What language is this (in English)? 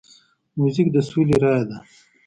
Pashto